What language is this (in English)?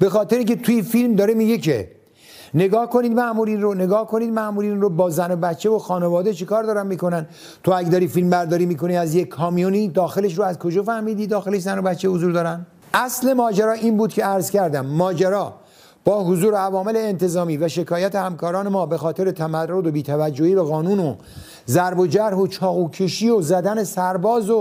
Persian